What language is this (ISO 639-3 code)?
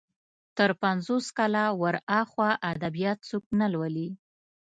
pus